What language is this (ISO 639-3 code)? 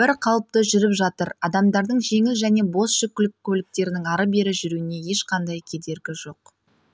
kaz